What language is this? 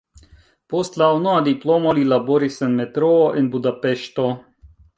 Esperanto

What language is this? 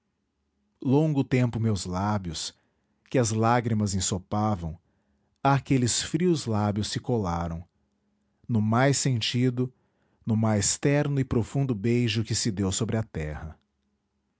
Portuguese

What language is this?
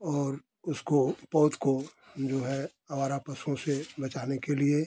Hindi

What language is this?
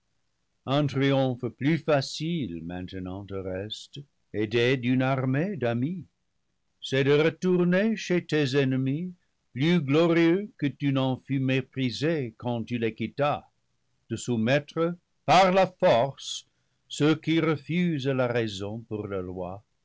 French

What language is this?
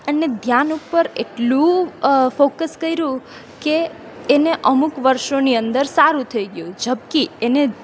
Gujarati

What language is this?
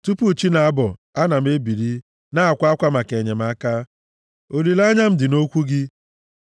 Igbo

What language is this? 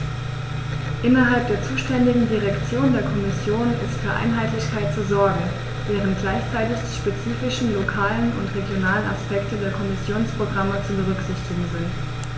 German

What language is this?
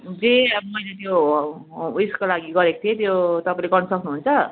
Nepali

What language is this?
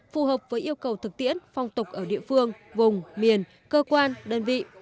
Vietnamese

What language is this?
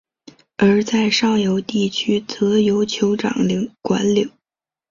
Chinese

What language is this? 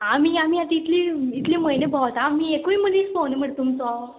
Konkani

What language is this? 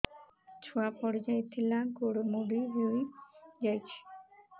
Odia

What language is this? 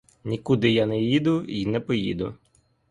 Ukrainian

